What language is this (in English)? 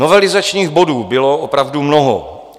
Czech